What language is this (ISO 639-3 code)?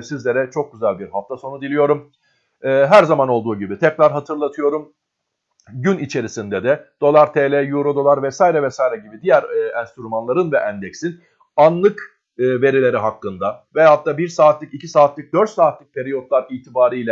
tur